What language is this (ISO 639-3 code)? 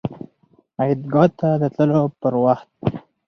pus